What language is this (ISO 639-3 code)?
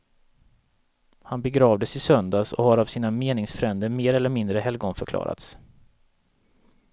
swe